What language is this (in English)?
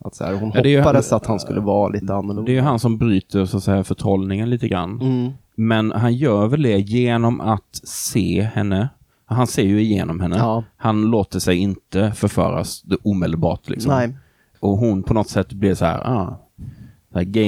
Swedish